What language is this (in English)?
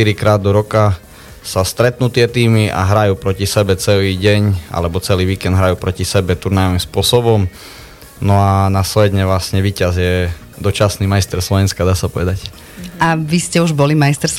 Slovak